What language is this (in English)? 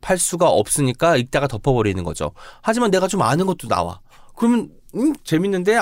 Korean